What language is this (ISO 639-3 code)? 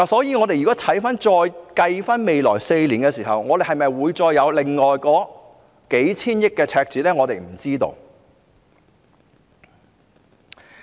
yue